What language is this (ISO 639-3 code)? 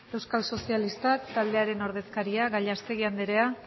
eus